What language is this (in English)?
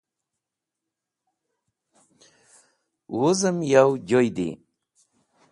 Wakhi